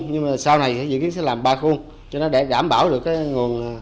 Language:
Vietnamese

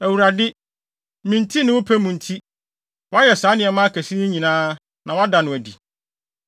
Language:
Akan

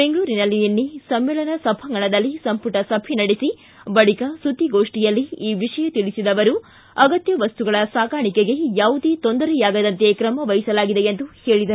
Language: Kannada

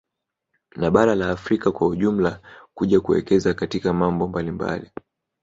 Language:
Swahili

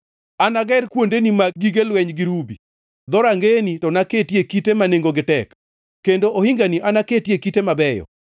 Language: Luo (Kenya and Tanzania)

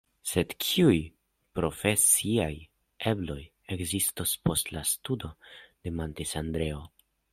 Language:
Esperanto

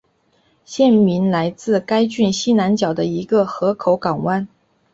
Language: Chinese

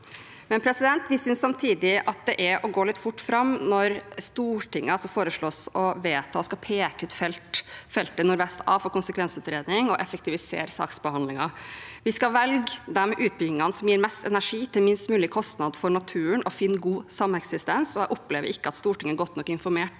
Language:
Norwegian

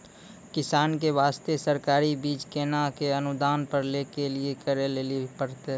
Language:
Maithili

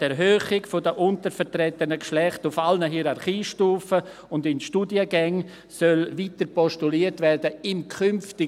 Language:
Swiss German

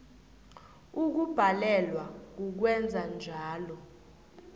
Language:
South Ndebele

